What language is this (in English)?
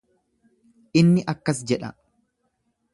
Oromo